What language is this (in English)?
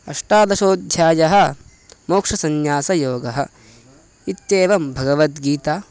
Sanskrit